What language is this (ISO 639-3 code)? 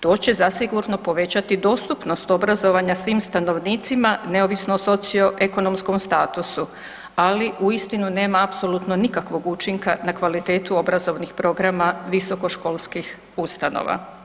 hrv